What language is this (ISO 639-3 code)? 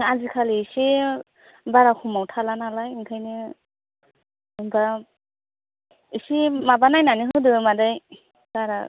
brx